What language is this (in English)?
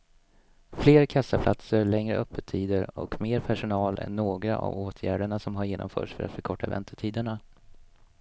Swedish